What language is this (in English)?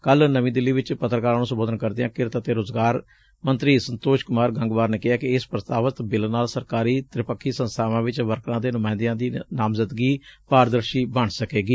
Punjabi